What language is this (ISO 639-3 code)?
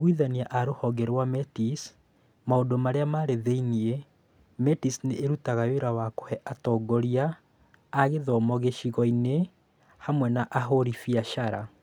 kik